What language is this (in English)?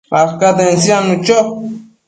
Matsés